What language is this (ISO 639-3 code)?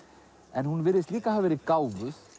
isl